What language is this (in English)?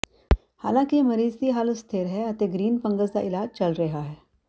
Punjabi